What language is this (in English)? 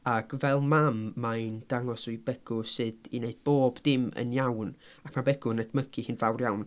Welsh